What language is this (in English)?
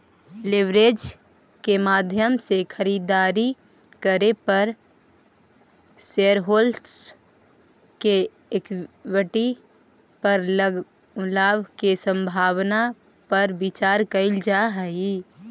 Magahi